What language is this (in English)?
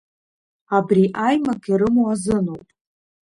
Abkhazian